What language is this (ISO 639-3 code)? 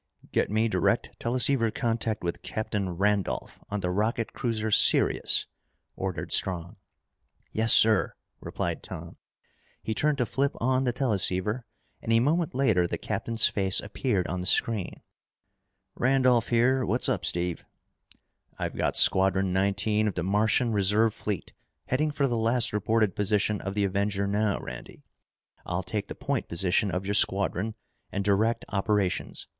eng